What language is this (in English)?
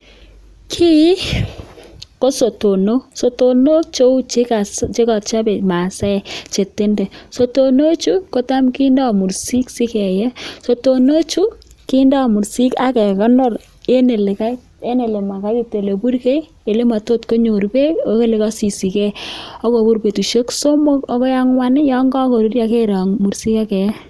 Kalenjin